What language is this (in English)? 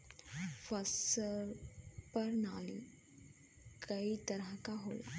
Bhojpuri